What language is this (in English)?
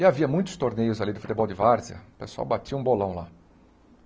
Portuguese